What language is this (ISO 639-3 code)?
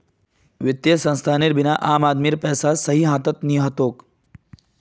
mag